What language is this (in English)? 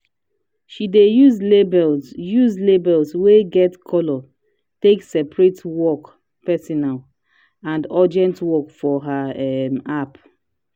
Nigerian Pidgin